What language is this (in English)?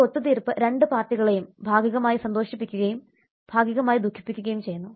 Malayalam